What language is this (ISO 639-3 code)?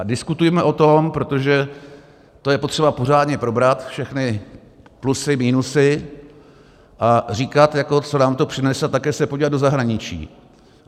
ces